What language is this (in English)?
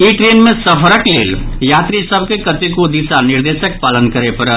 Maithili